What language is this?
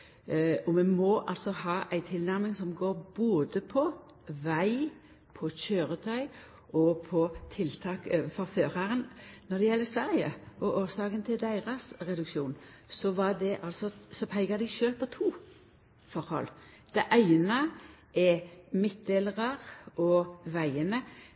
Norwegian Nynorsk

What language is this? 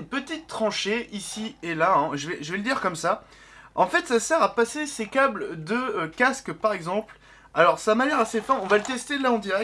French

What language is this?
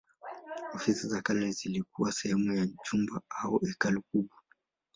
Swahili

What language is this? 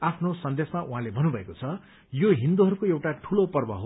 Nepali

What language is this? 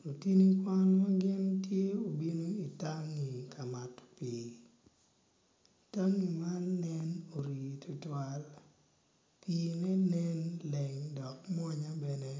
Acoli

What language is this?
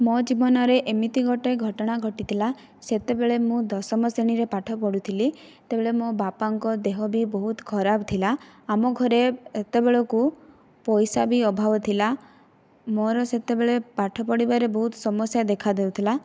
Odia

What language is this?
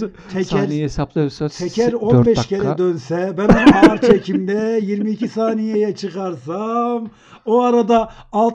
Turkish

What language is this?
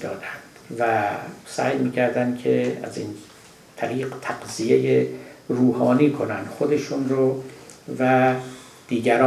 Persian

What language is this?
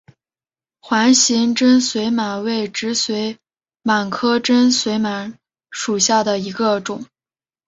Chinese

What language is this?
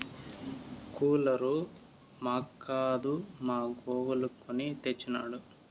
Telugu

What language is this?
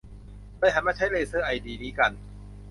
Thai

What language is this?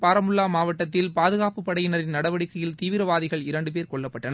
Tamil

